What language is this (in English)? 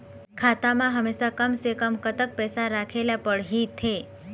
Chhattisgarhi